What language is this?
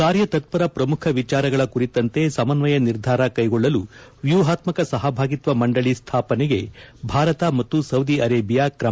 Kannada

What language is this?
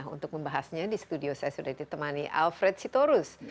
Indonesian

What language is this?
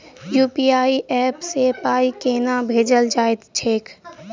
Maithili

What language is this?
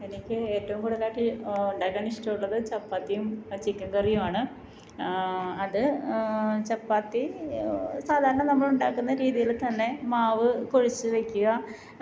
Malayalam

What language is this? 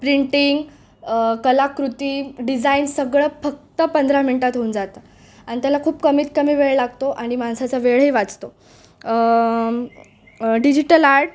Marathi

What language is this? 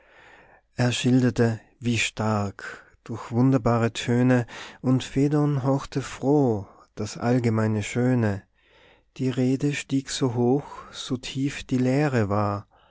German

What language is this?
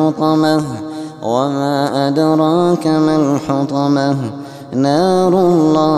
Arabic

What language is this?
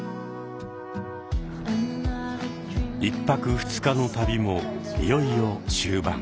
Japanese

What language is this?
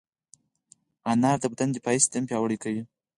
Pashto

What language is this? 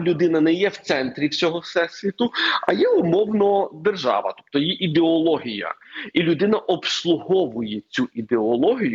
Ukrainian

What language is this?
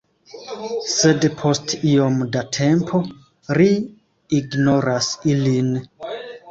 Esperanto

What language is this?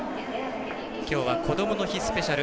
Japanese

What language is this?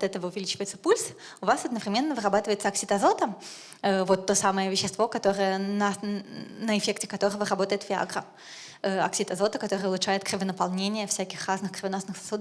Russian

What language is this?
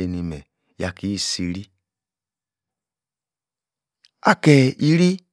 Yace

